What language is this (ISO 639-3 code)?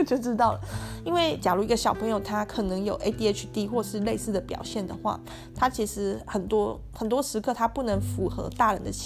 zho